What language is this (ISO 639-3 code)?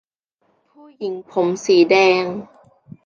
tha